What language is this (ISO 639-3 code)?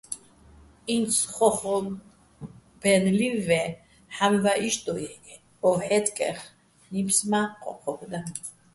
bbl